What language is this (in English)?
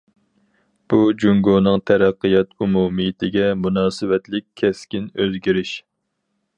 Uyghur